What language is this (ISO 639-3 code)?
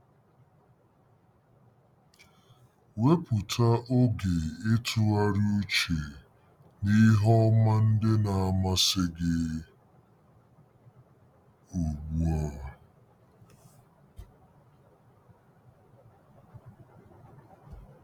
ibo